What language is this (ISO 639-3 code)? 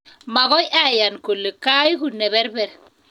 kln